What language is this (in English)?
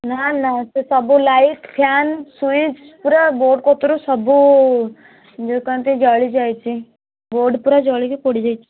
Odia